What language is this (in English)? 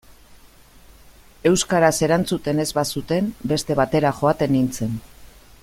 Basque